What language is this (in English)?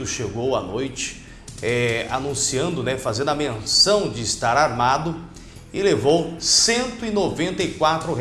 Portuguese